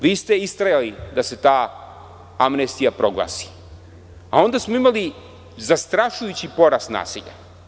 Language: Serbian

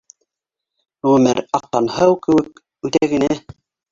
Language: Bashkir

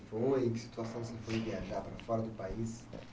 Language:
Portuguese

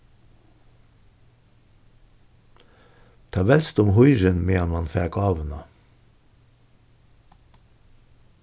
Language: Faroese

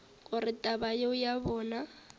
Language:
Northern Sotho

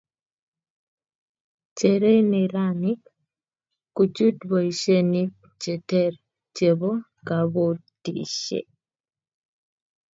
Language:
Kalenjin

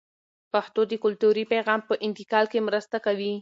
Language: Pashto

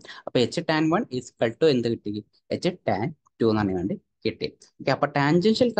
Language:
Malayalam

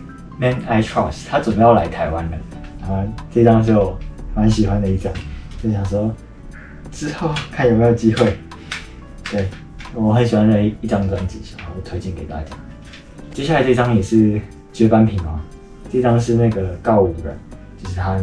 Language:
Chinese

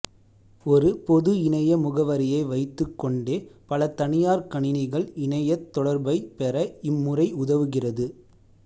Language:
Tamil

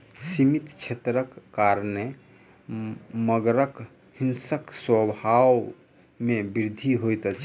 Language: Maithili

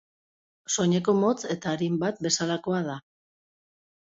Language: Basque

